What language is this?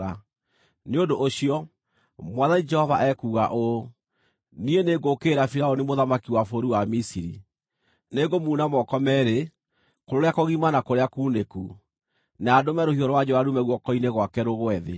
Kikuyu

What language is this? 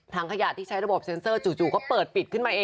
Thai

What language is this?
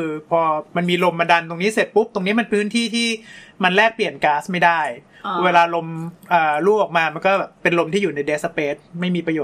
Thai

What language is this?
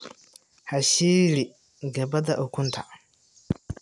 Somali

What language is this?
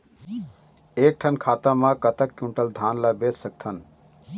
Chhattisgarhi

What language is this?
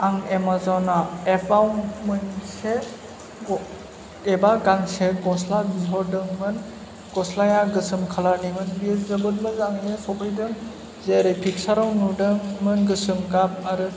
Bodo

